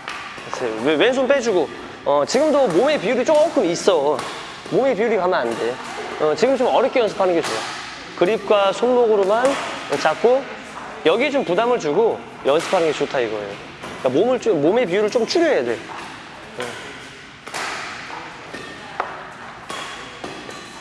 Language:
Korean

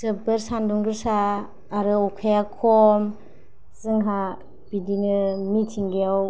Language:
Bodo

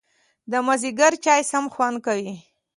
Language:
Pashto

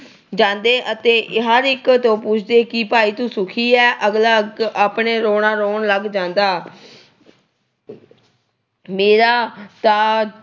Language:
Punjabi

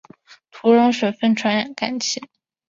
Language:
Chinese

